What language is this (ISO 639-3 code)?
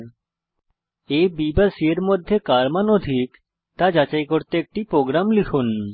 ben